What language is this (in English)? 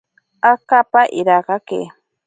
Ashéninka Perené